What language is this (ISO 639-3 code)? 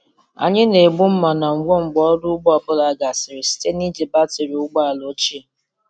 ibo